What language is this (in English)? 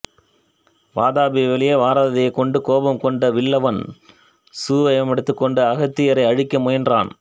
Tamil